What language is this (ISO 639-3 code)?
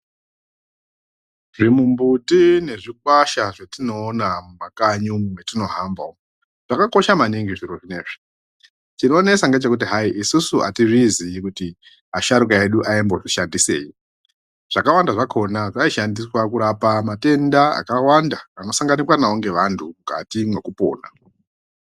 ndc